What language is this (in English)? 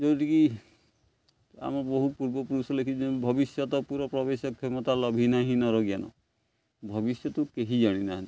Odia